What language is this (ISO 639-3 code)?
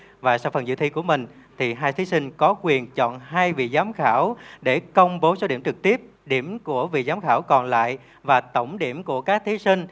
vie